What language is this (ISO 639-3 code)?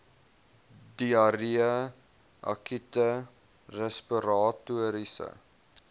afr